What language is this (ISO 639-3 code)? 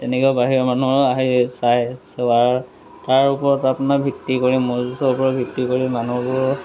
asm